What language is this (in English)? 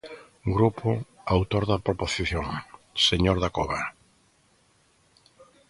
Galician